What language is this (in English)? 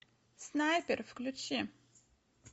Russian